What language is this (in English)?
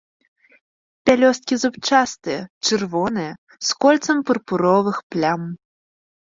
Belarusian